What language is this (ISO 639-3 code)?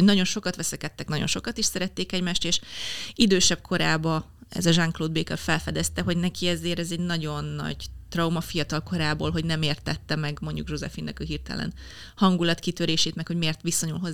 hun